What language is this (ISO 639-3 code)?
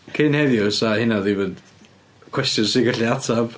cym